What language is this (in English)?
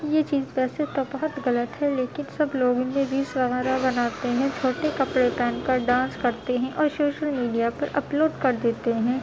Urdu